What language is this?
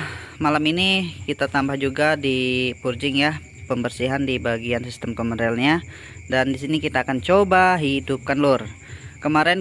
Indonesian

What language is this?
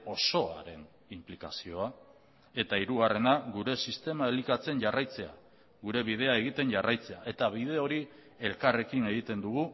Basque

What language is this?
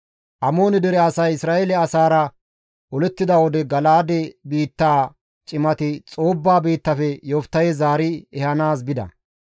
Gamo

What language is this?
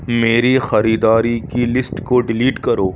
Urdu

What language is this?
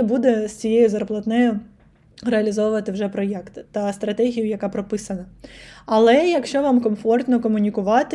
Ukrainian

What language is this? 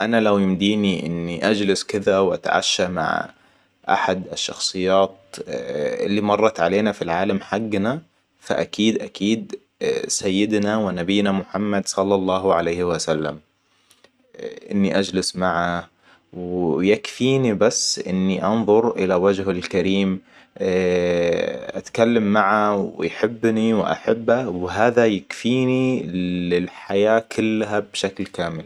Hijazi Arabic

